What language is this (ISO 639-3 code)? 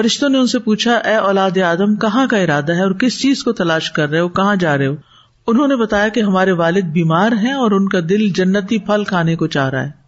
urd